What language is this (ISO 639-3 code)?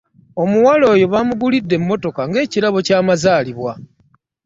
lug